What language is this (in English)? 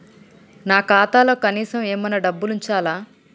Telugu